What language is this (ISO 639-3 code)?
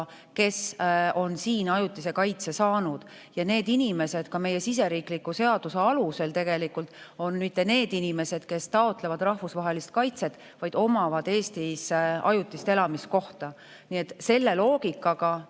est